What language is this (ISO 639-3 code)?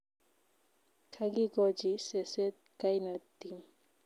kln